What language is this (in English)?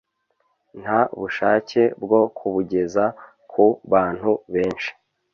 Kinyarwanda